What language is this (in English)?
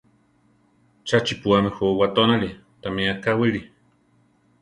Central Tarahumara